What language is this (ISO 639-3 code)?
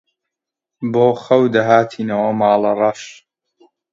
ckb